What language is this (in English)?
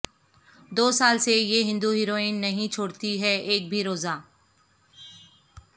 Urdu